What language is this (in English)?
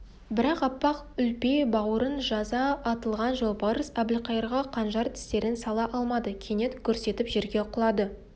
Kazakh